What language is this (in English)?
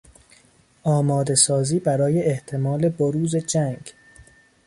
Persian